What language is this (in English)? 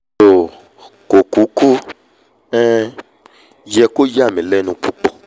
Yoruba